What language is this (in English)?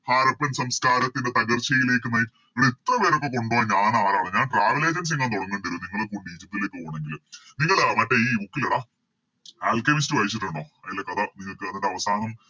Malayalam